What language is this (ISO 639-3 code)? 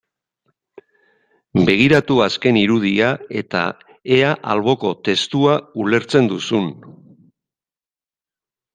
eus